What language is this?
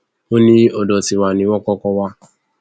Yoruba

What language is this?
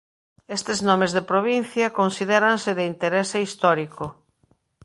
Galician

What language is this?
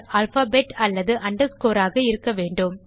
Tamil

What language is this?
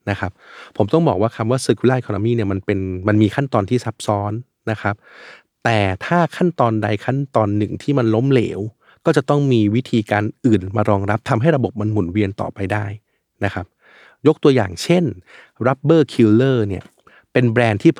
Thai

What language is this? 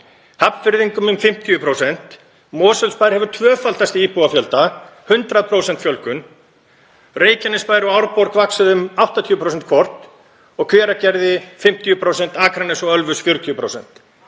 Icelandic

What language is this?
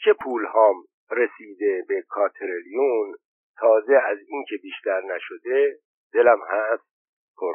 Persian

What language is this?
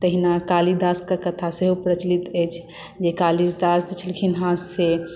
Maithili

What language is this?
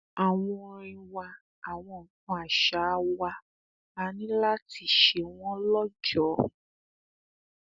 Yoruba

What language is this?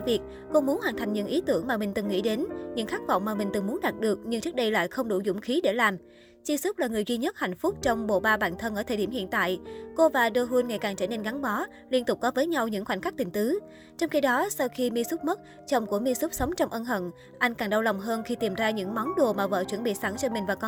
Vietnamese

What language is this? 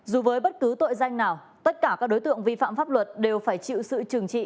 Vietnamese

